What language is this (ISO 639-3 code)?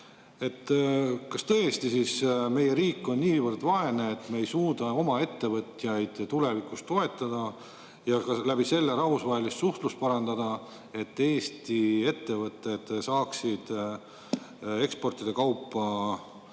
est